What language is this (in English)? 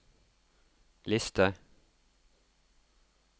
Norwegian